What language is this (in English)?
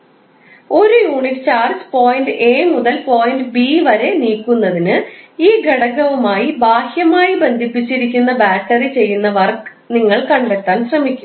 Malayalam